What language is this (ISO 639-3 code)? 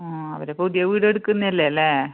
mal